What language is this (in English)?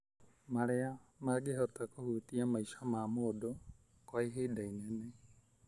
Kikuyu